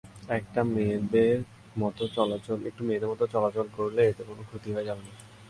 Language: Bangla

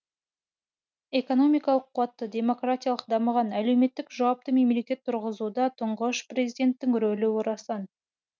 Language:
Kazakh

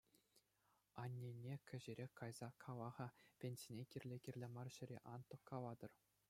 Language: Chuvash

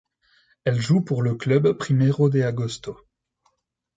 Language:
French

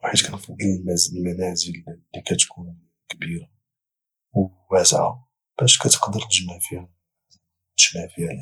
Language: Moroccan Arabic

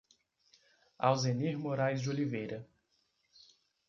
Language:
Portuguese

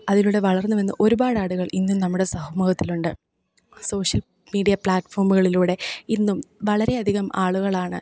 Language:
Malayalam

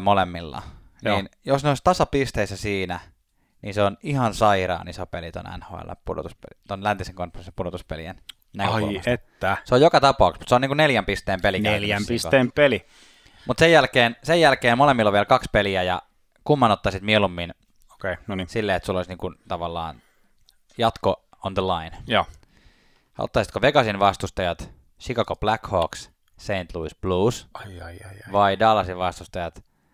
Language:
Finnish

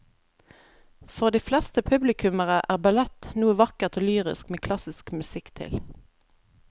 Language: Norwegian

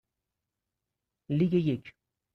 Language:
Persian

